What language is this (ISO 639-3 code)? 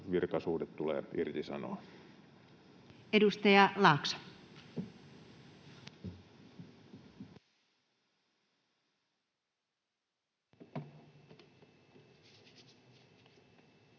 fin